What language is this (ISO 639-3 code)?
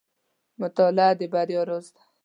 pus